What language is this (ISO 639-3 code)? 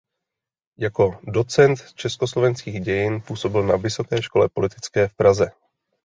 ces